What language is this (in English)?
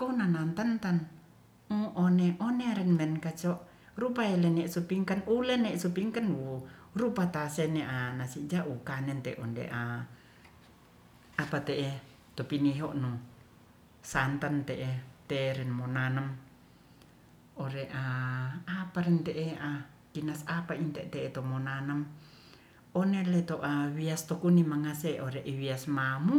Ratahan